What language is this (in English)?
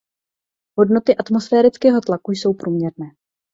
Czech